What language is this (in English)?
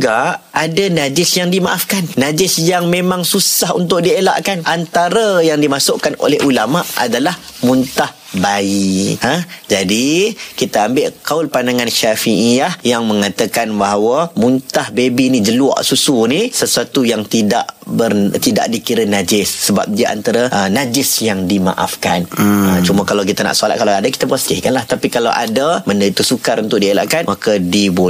Malay